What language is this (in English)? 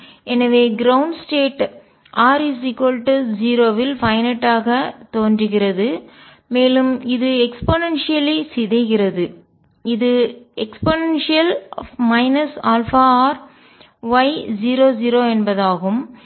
Tamil